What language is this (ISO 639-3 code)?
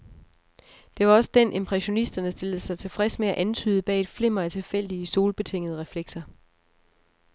dan